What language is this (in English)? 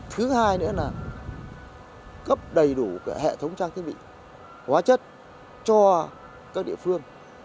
Vietnamese